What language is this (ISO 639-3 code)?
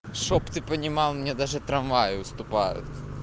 rus